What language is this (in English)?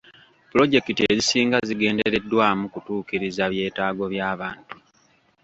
Ganda